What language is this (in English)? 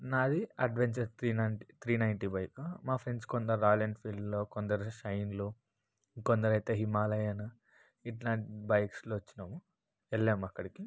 Telugu